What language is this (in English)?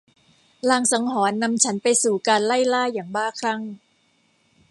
Thai